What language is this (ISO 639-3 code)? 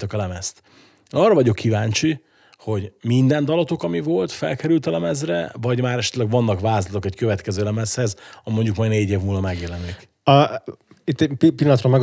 hun